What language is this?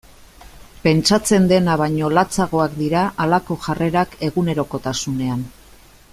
Basque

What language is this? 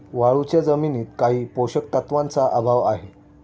Marathi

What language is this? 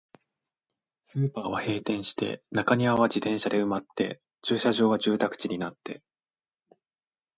Japanese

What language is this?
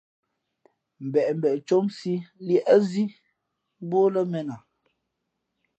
Fe'fe'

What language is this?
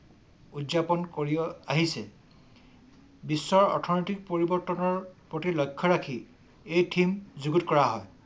Assamese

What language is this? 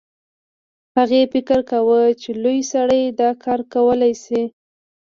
Pashto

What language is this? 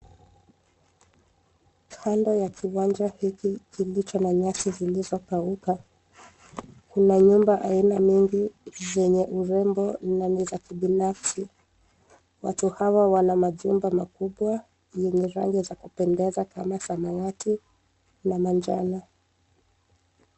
Swahili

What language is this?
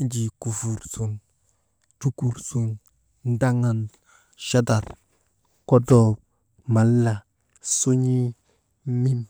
Maba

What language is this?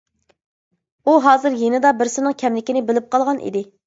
Uyghur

